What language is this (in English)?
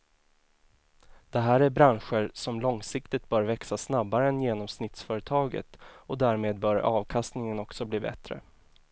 Swedish